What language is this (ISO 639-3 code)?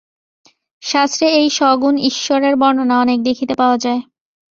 ben